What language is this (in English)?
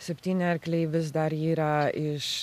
Lithuanian